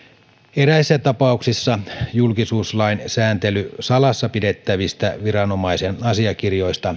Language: Finnish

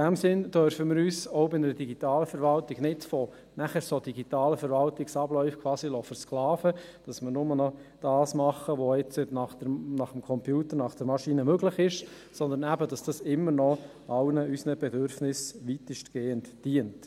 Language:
Swiss German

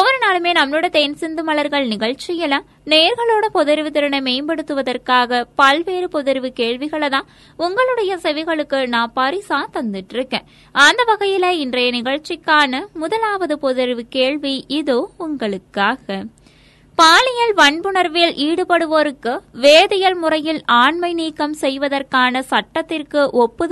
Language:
Tamil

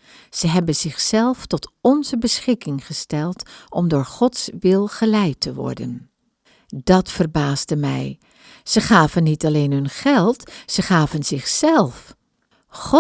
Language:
Dutch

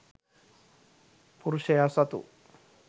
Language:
Sinhala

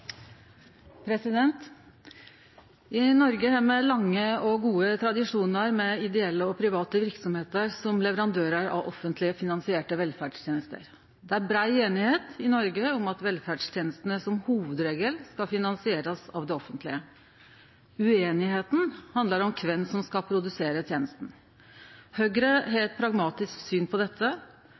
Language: Norwegian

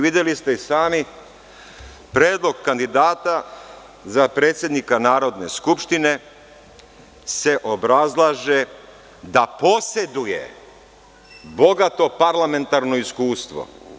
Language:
Serbian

